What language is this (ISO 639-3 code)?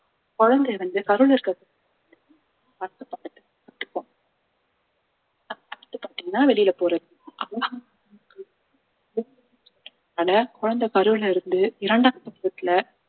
tam